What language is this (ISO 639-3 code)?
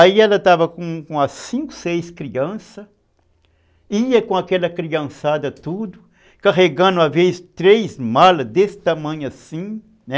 por